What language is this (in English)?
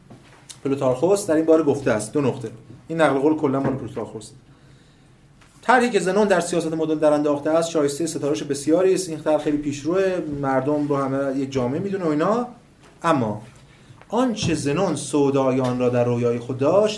Persian